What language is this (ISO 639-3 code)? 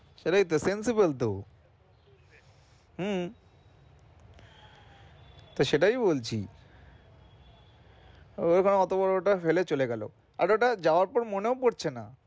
ben